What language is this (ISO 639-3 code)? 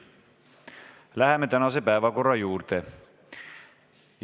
est